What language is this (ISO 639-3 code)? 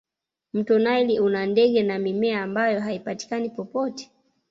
swa